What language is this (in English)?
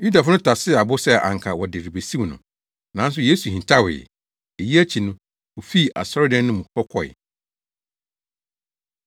Akan